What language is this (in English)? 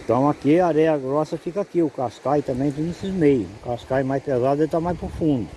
Portuguese